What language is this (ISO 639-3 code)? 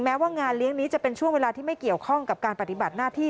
tha